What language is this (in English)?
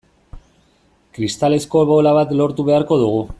Basque